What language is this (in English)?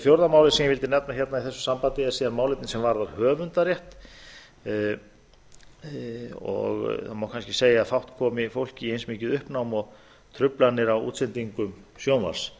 Icelandic